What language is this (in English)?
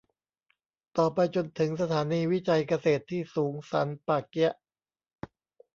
Thai